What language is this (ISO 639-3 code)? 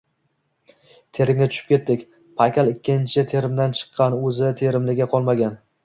uzb